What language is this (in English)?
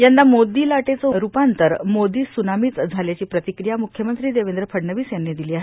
Marathi